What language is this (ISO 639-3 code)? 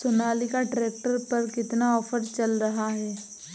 hin